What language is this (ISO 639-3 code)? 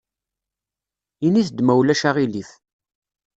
kab